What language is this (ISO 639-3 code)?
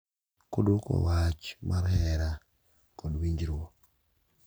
luo